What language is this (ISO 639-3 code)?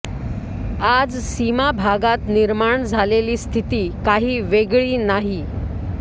mar